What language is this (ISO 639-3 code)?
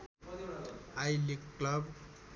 nep